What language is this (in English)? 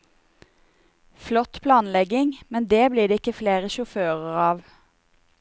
Norwegian